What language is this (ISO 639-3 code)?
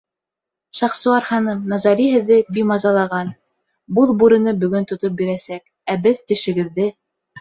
bak